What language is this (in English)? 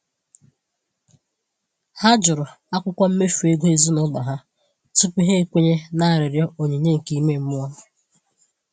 Igbo